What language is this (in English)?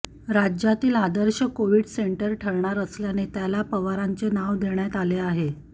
Marathi